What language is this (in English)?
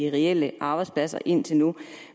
Danish